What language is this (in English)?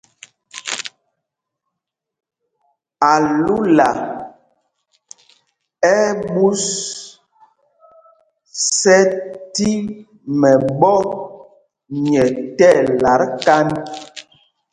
Mpumpong